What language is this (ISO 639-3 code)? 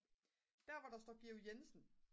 dan